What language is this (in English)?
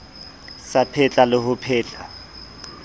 Southern Sotho